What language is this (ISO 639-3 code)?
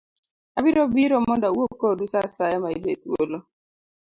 luo